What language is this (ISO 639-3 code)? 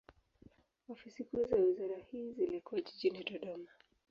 swa